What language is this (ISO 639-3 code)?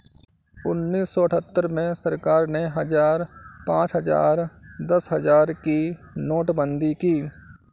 hin